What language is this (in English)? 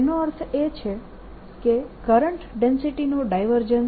Gujarati